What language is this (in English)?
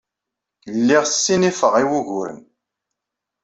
Kabyle